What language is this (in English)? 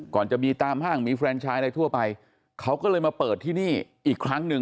Thai